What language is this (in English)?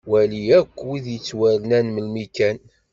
Kabyle